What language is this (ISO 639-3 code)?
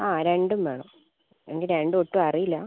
mal